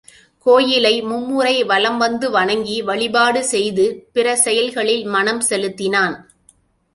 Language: Tamil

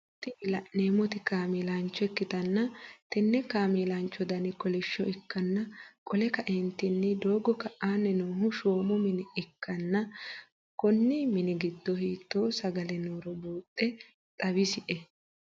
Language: Sidamo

